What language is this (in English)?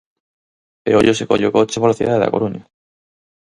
Galician